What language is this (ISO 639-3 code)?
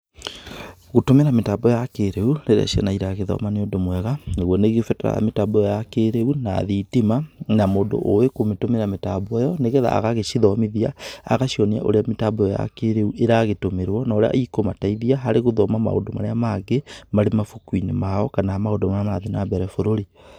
kik